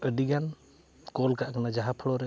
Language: Santali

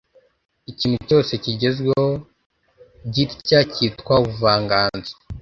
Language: Kinyarwanda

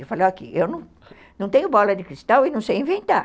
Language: Portuguese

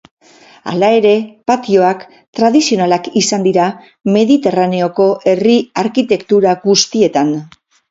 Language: Basque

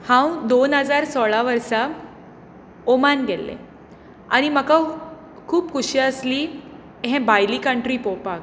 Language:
Konkani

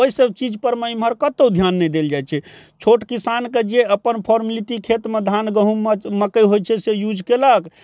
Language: Maithili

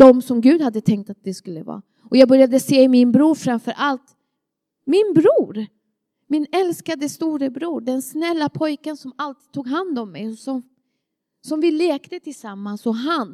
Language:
Swedish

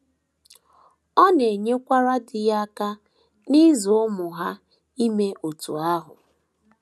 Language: Igbo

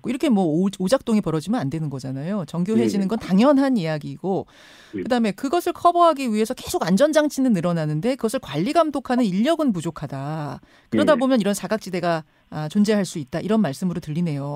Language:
Korean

